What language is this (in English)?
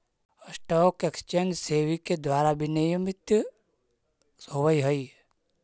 Magahi